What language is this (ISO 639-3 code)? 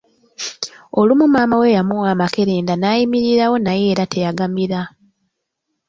lug